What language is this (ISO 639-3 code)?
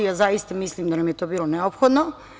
srp